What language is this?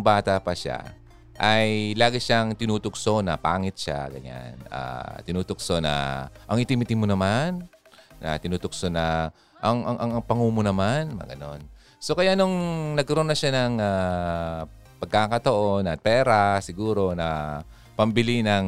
Filipino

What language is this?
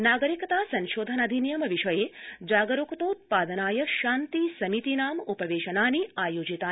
Sanskrit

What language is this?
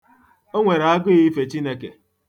Igbo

